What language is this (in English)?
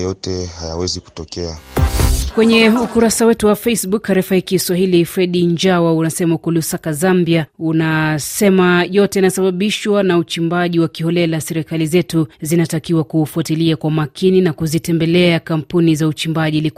Swahili